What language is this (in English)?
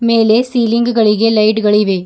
Kannada